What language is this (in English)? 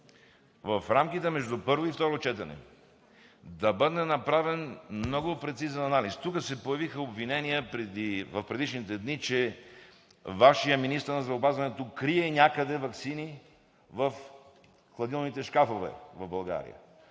Bulgarian